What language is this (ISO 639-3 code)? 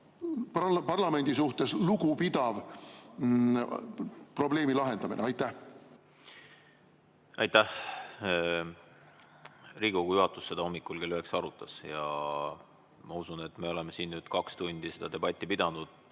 est